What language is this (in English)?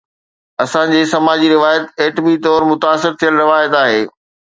Sindhi